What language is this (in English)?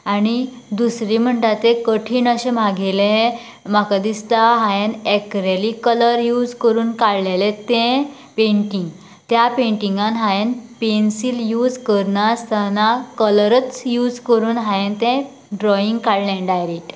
Konkani